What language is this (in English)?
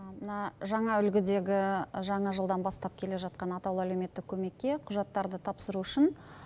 Kazakh